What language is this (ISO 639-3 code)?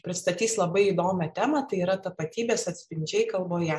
lit